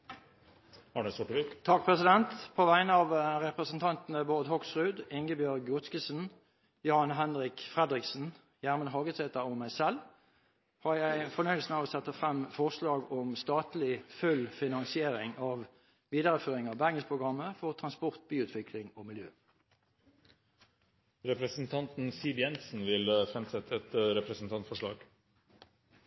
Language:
Norwegian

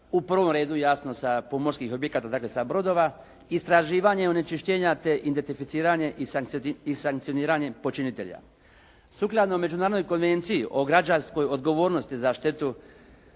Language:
Croatian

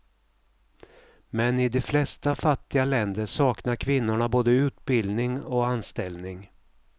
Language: Swedish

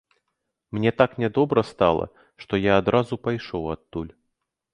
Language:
Belarusian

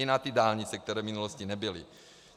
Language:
Czech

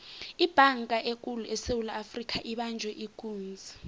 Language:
South Ndebele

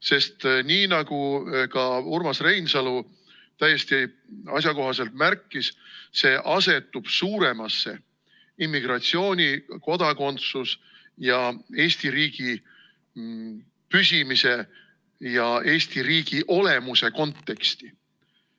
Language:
Estonian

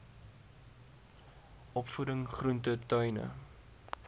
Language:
Afrikaans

